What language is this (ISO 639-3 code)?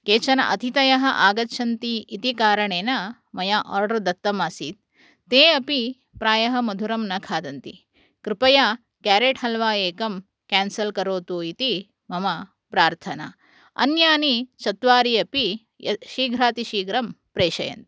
san